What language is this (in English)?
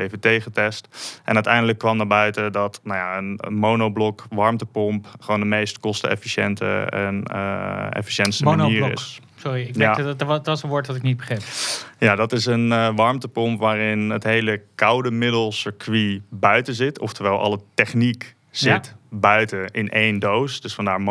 Dutch